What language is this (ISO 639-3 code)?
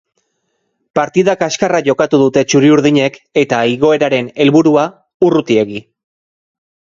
eus